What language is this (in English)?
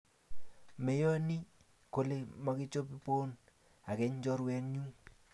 Kalenjin